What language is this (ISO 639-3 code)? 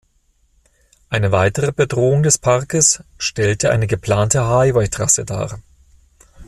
deu